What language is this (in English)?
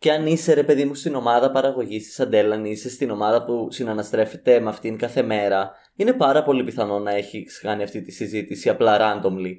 Greek